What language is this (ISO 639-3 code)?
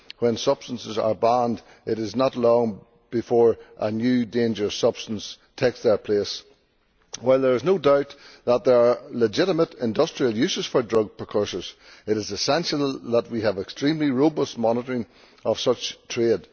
eng